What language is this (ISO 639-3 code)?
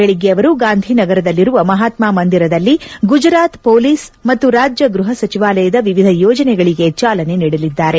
kan